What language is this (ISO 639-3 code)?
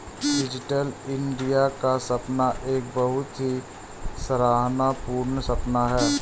hin